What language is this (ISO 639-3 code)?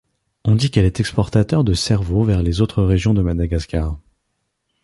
fra